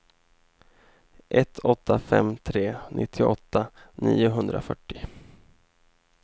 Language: Swedish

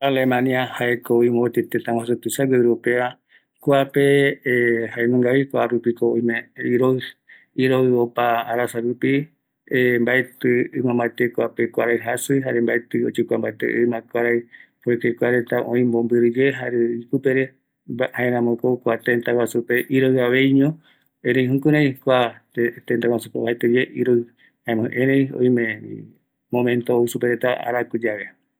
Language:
Eastern Bolivian Guaraní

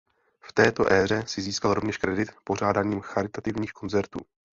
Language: Czech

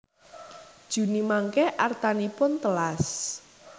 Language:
Javanese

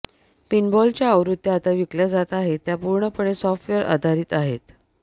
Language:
Marathi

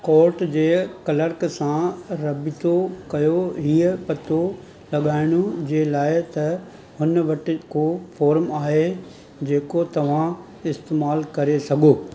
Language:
Sindhi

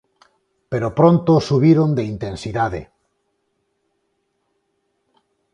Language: Galician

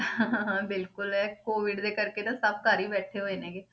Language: Punjabi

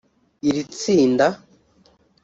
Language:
Kinyarwanda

